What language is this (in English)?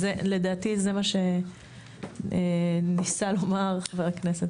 Hebrew